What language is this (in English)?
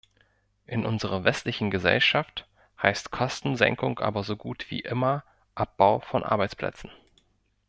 German